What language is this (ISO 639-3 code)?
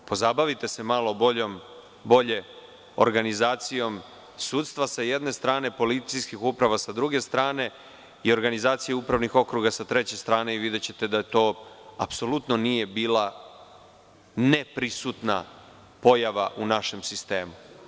srp